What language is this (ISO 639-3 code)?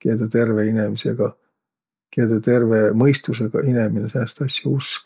vro